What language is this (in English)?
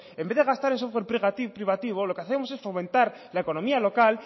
Spanish